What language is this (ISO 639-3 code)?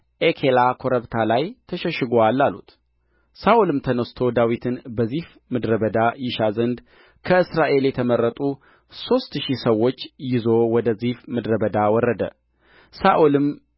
amh